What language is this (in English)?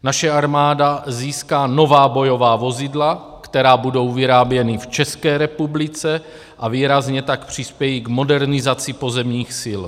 Czech